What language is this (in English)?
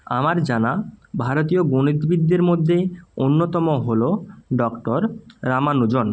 Bangla